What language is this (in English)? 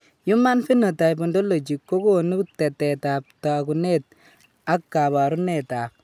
Kalenjin